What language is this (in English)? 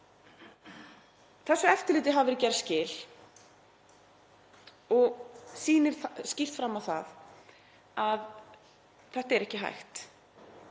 Icelandic